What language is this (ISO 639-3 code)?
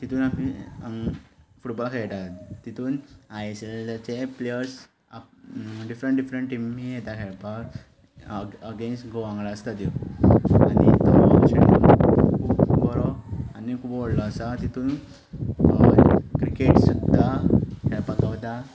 kok